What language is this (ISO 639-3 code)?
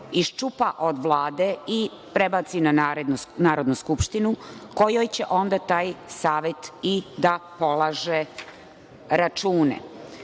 srp